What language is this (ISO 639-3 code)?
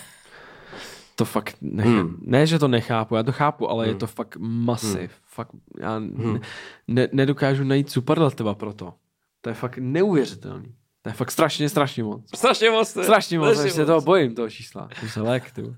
ces